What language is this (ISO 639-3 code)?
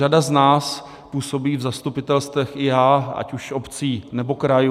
ces